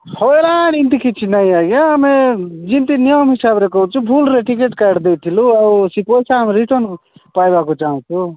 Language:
Odia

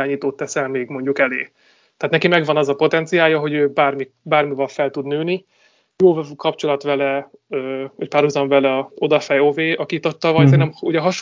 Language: Hungarian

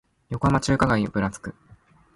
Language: Japanese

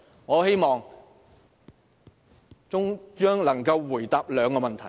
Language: Cantonese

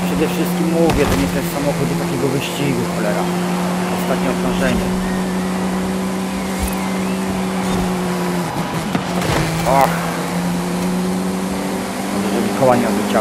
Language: Polish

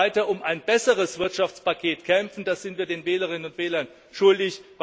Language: German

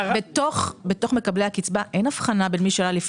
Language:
Hebrew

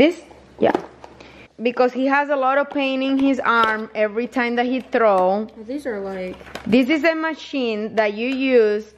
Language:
English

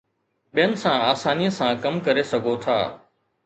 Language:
Sindhi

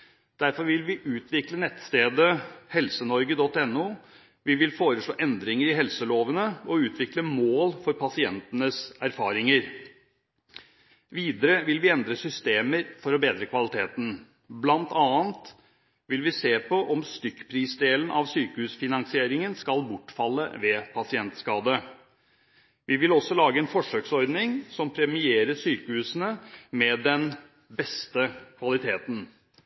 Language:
Norwegian Bokmål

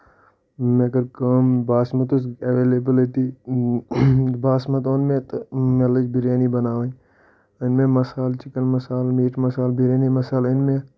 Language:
Kashmiri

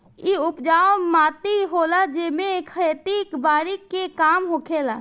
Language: Bhojpuri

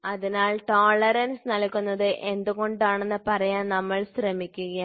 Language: Malayalam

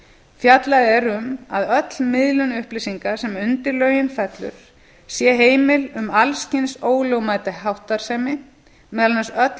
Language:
Icelandic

